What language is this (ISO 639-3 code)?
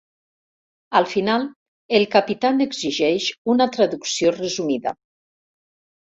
cat